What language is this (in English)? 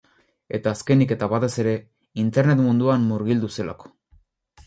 Basque